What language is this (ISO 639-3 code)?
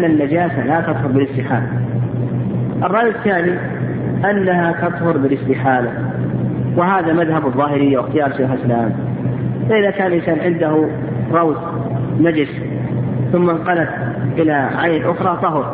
ara